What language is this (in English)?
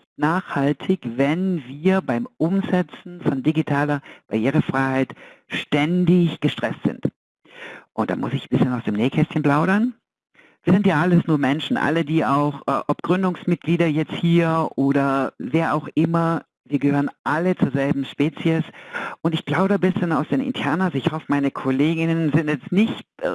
German